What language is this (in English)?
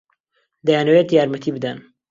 Central Kurdish